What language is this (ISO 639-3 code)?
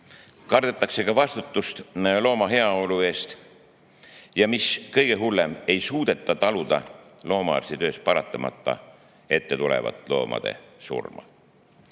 est